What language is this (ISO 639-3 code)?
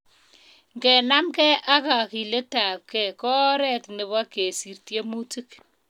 kln